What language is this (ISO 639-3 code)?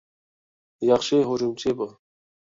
uig